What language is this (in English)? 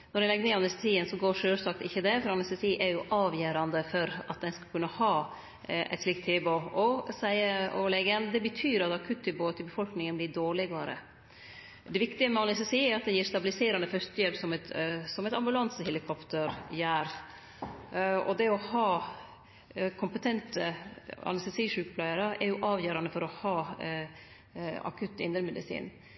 Norwegian Nynorsk